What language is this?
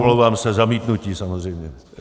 Czech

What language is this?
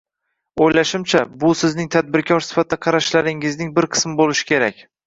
Uzbek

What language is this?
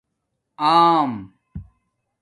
Domaaki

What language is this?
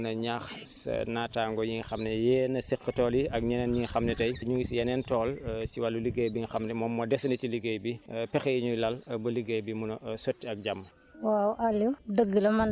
Wolof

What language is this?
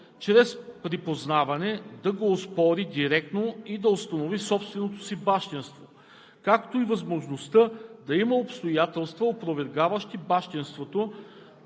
Bulgarian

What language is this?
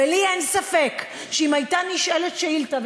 Hebrew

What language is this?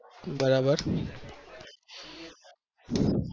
Gujarati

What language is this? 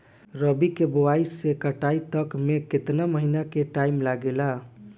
Bhojpuri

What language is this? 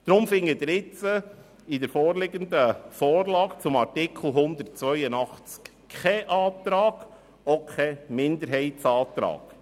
Swiss German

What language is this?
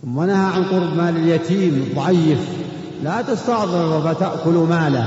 Arabic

